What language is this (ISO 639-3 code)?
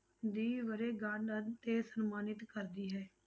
pan